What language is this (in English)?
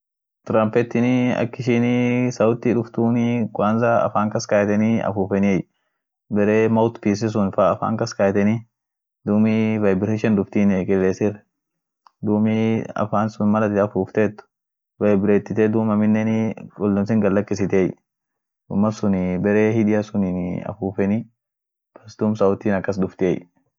Orma